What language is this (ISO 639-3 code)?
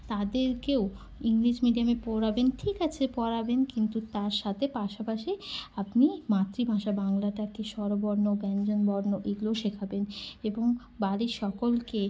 ben